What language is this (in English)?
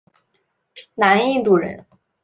Chinese